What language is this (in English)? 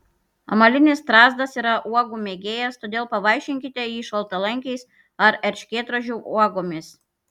Lithuanian